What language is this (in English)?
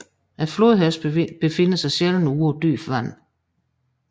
Danish